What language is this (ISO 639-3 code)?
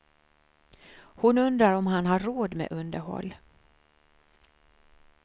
swe